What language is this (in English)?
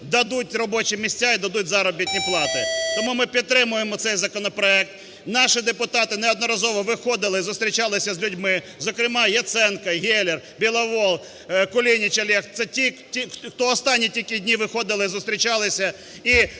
Ukrainian